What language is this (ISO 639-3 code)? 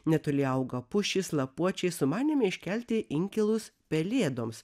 lit